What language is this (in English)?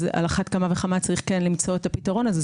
Hebrew